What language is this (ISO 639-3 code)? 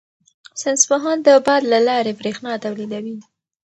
pus